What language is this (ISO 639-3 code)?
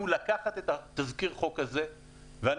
heb